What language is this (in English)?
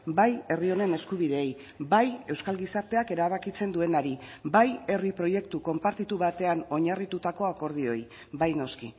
Basque